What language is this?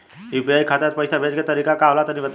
Bhojpuri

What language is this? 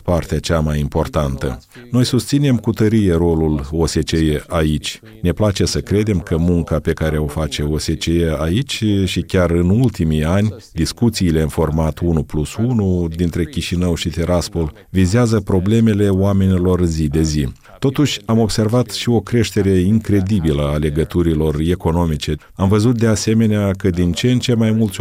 Romanian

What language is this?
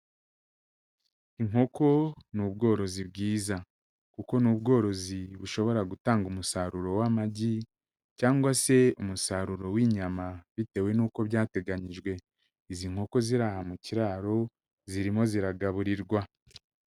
Kinyarwanda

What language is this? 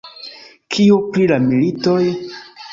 Esperanto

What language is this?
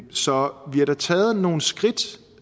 Danish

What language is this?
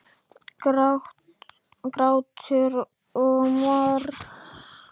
Icelandic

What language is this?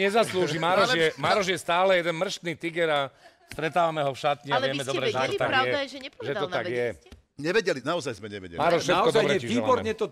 Slovak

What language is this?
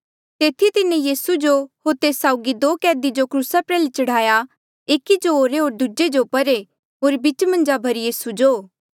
Mandeali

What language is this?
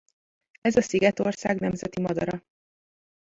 Hungarian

